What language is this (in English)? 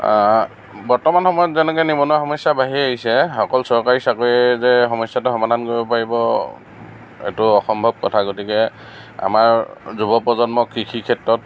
Assamese